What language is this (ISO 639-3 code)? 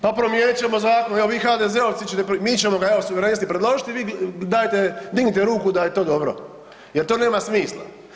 hrv